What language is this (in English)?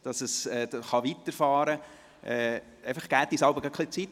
Swiss German